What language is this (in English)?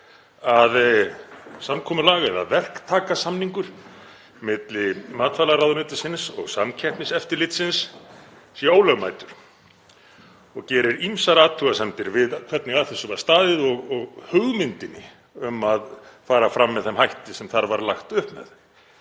Icelandic